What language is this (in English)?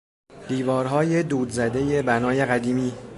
Persian